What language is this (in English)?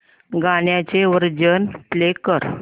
Marathi